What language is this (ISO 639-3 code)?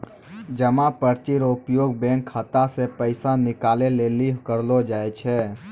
mai